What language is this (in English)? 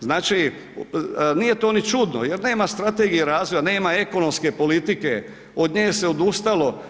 Croatian